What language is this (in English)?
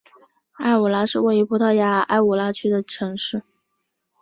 Chinese